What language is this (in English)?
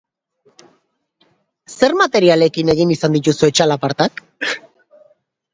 Basque